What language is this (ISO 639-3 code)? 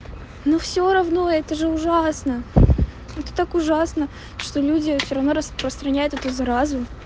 rus